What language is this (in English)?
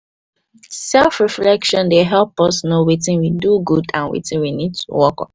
Nigerian Pidgin